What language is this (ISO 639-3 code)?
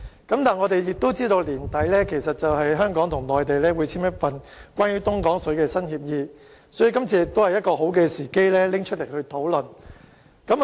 yue